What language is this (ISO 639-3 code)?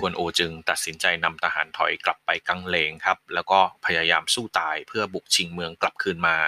tha